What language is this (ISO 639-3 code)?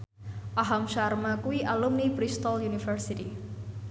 jav